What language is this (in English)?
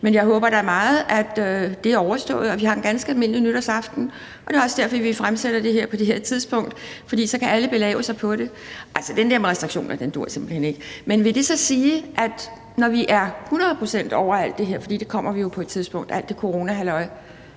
Danish